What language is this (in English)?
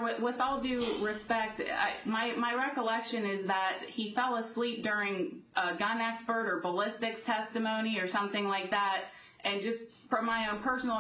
English